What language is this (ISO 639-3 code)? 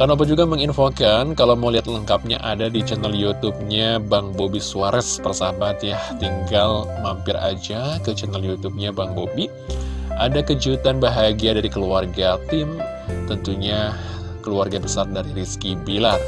ind